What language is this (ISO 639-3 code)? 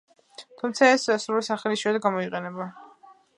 kat